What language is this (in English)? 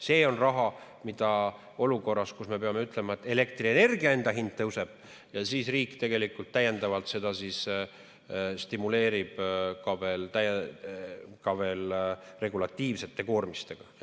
Estonian